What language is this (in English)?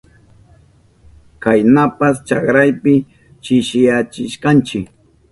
Southern Pastaza Quechua